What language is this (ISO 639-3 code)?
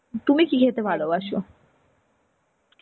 ben